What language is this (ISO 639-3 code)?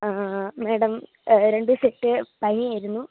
mal